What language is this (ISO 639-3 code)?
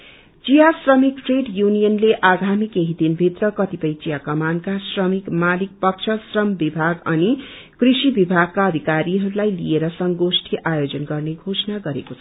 nep